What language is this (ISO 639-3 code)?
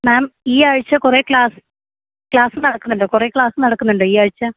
mal